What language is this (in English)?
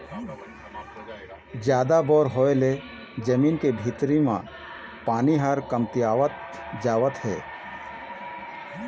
Chhattisgarhi